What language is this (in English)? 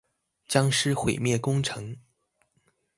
Chinese